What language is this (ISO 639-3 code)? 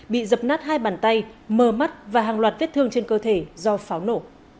vie